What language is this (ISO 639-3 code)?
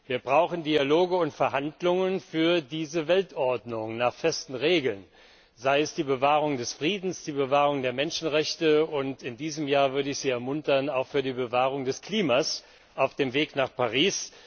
deu